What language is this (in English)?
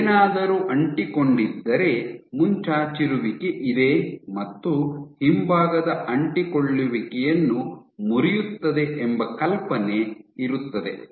Kannada